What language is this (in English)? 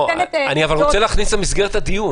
Hebrew